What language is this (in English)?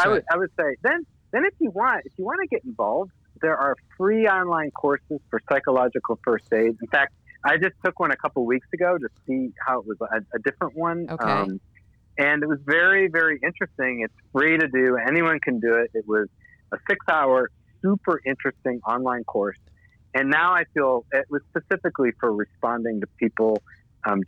English